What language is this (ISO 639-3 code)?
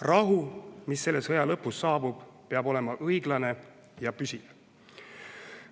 est